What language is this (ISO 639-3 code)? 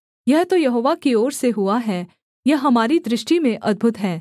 hin